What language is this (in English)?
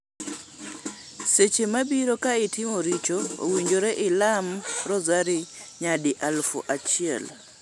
Luo (Kenya and Tanzania)